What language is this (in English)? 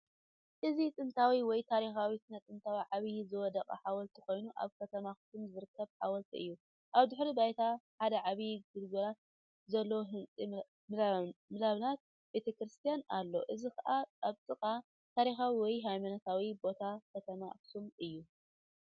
Tigrinya